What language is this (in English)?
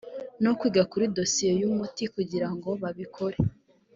Kinyarwanda